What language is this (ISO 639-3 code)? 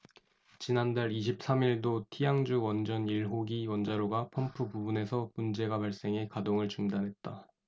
kor